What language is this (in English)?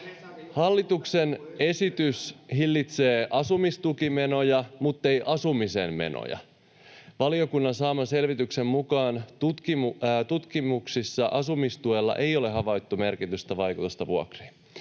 Finnish